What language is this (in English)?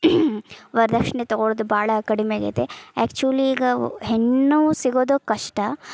Kannada